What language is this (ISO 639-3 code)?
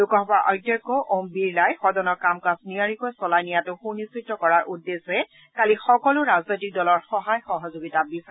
asm